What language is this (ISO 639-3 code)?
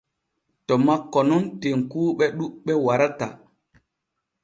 fue